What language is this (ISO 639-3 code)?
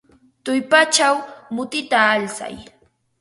qva